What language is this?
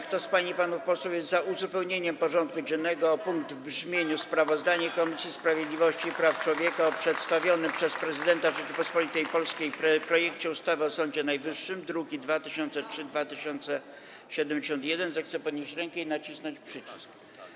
Polish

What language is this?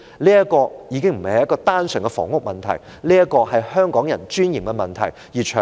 Cantonese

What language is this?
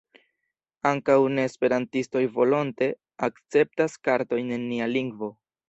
Esperanto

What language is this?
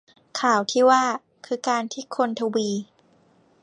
Thai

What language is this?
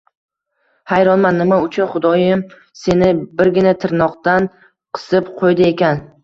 Uzbek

